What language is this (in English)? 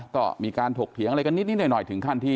Thai